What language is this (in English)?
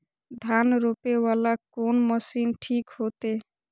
Maithili